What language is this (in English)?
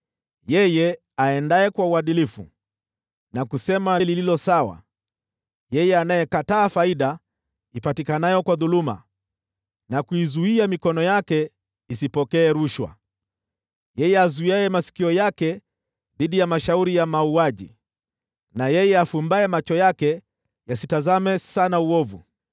Swahili